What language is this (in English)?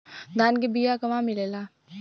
Bhojpuri